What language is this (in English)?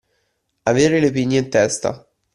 Italian